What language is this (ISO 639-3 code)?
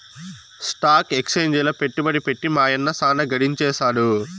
tel